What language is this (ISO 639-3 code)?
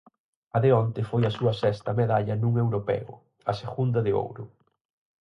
glg